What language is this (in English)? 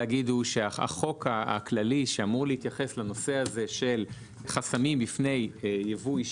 Hebrew